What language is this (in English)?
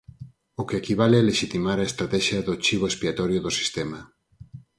Galician